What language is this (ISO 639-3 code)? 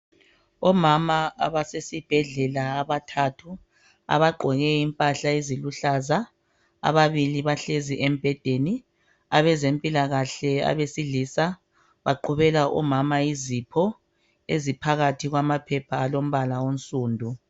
nde